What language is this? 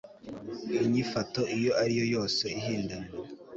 Kinyarwanda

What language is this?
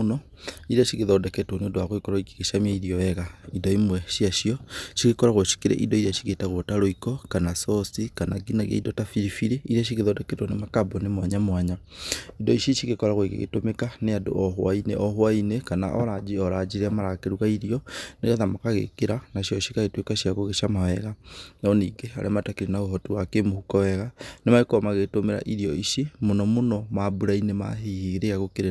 Kikuyu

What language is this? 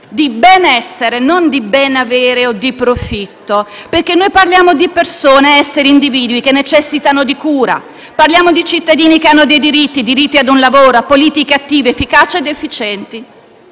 Italian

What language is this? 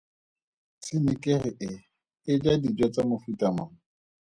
Tswana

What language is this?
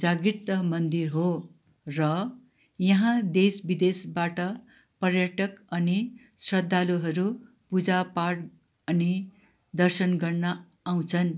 Nepali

